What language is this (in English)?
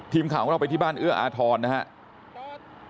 Thai